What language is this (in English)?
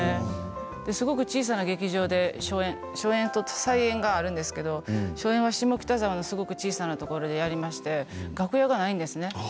Japanese